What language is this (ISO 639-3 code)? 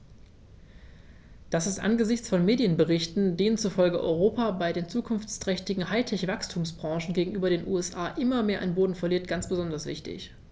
deu